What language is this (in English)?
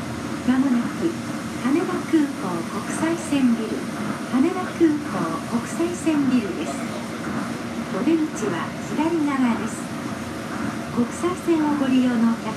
Japanese